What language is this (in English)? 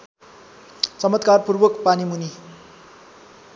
Nepali